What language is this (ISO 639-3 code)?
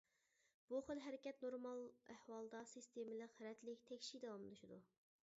uig